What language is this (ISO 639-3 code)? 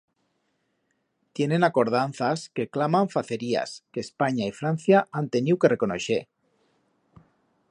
arg